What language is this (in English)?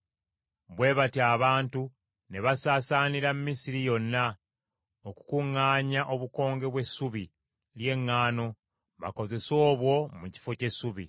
Ganda